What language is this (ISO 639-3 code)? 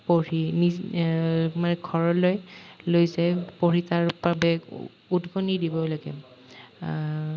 asm